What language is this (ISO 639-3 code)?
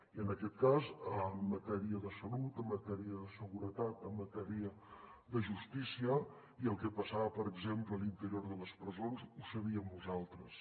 cat